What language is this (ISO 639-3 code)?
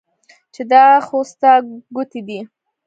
pus